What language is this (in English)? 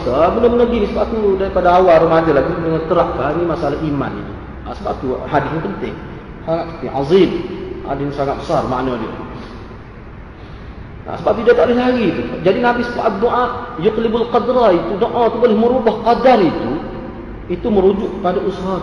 Malay